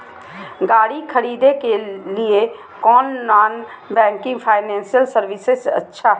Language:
Magahi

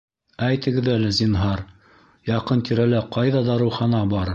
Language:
Bashkir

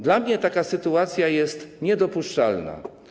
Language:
Polish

